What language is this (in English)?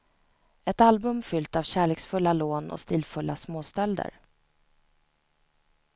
Swedish